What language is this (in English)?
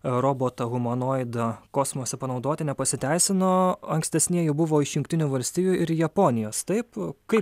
Lithuanian